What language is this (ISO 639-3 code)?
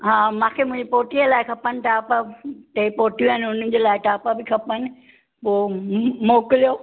snd